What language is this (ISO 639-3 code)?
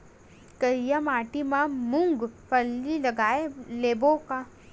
hne